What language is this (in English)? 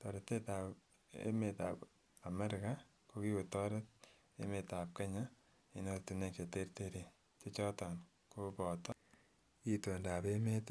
Kalenjin